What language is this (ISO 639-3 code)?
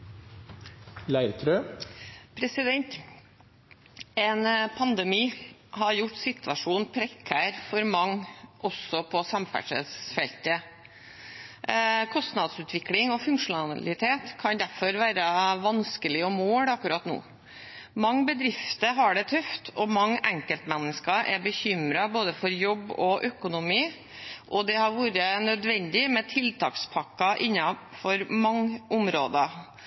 nob